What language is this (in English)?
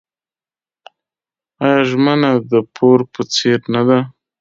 Pashto